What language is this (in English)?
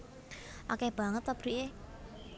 Javanese